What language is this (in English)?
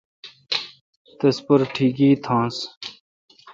Kalkoti